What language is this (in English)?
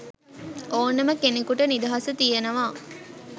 Sinhala